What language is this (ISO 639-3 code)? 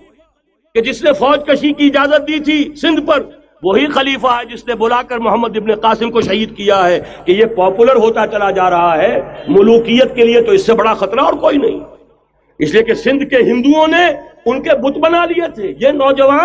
urd